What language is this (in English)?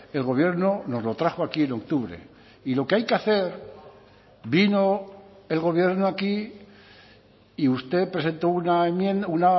Spanish